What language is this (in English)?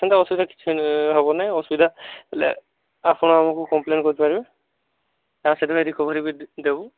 Odia